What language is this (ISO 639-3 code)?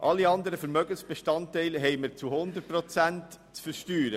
gsw